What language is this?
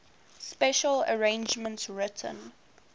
English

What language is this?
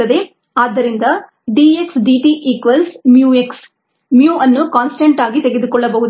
Kannada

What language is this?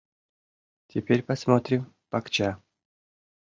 Mari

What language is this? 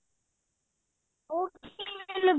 Punjabi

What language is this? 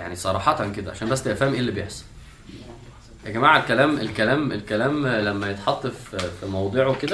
Arabic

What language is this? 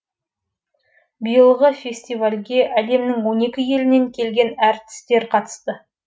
Kazakh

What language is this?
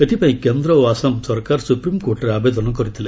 Odia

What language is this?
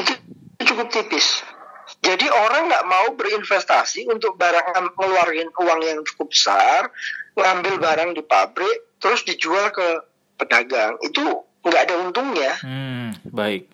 Indonesian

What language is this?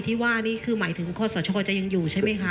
Thai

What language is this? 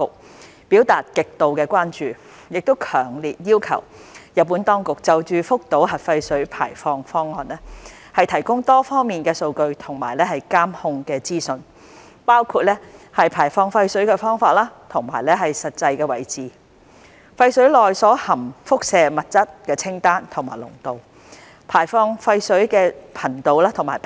Cantonese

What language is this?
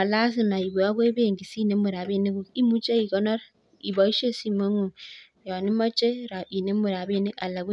Kalenjin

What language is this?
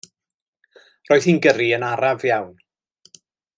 Welsh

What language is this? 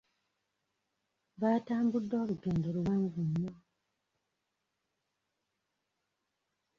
Ganda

